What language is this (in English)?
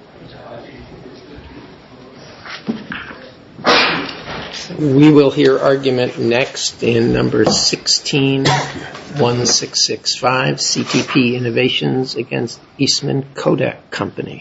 English